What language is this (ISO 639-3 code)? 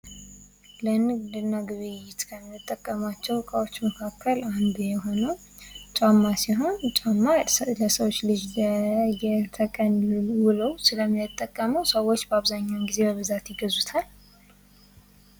amh